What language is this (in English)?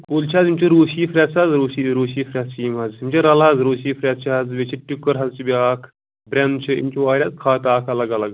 Kashmiri